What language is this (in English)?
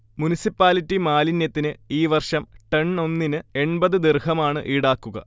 Malayalam